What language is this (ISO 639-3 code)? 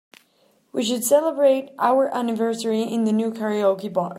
eng